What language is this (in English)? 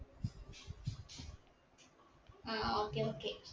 Malayalam